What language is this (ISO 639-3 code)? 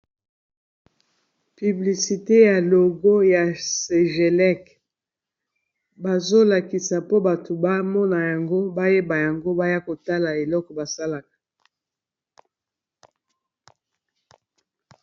lin